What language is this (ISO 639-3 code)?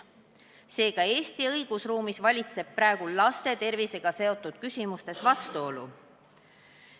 est